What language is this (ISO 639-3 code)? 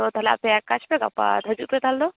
sat